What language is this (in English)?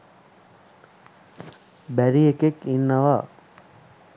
Sinhala